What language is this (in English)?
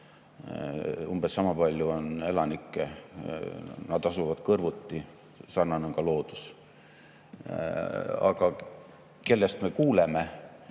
Estonian